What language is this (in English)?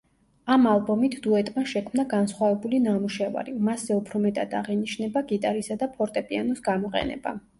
Georgian